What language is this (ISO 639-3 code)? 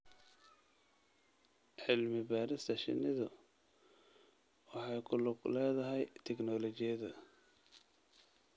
som